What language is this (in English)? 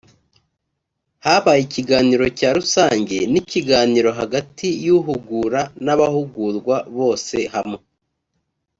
Kinyarwanda